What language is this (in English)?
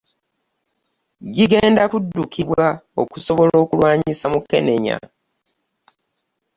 Ganda